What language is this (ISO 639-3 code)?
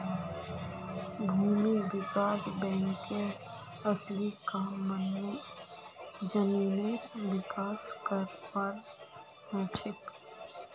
mag